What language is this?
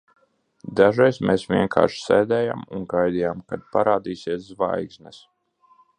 Latvian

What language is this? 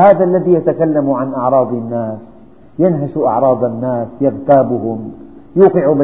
Arabic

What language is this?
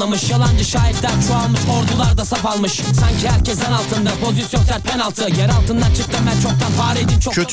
Turkish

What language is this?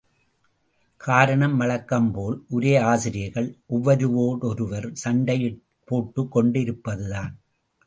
Tamil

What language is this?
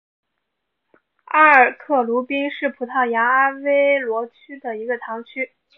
Chinese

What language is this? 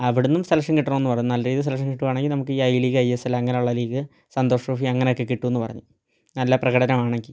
Malayalam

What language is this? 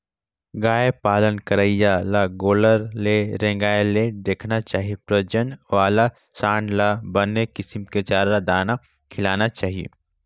Chhattisgarhi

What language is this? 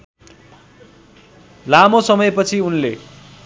Nepali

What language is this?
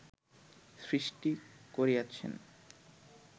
Bangla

